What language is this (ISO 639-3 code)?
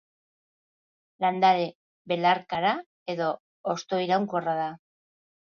eus